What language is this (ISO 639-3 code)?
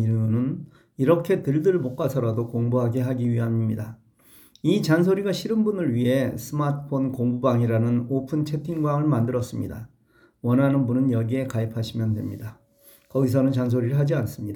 kor